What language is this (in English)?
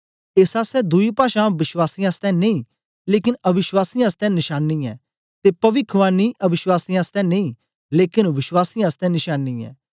Dogri